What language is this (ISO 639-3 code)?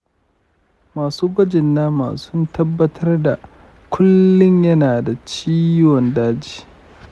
hau